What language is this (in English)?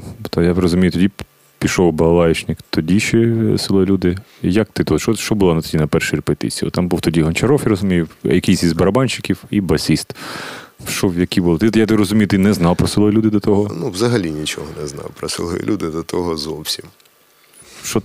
Ukrainian